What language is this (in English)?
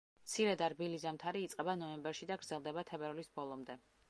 Georgian